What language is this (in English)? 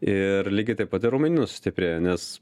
Lithuanian